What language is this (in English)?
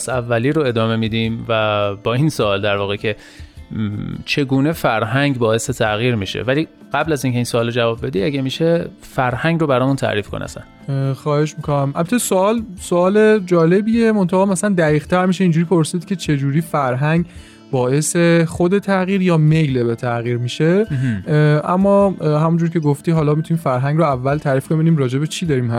Persian